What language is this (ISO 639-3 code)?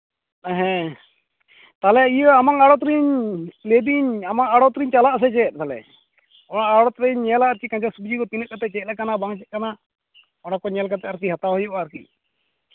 sat